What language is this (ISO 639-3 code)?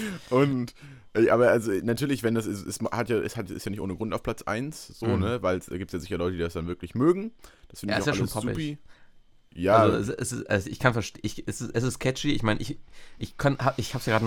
deu